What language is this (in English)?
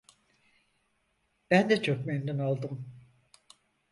Turkish